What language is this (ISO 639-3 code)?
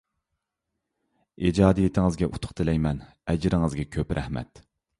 uig